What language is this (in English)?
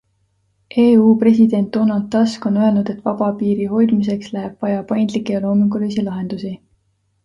Estonian